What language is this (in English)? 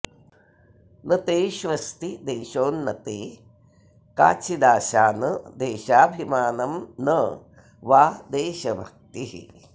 Sanskrit